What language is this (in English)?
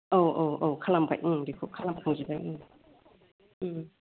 Bodo